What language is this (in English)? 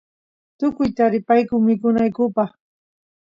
Santiago del Estero Quichua